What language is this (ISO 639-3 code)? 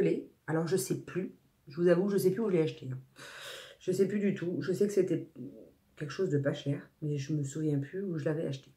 fra